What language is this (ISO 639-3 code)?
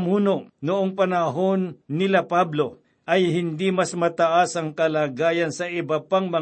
fil